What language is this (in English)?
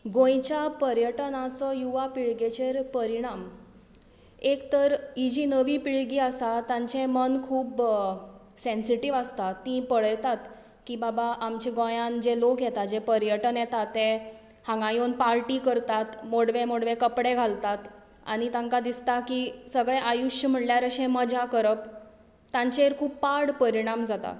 Konkani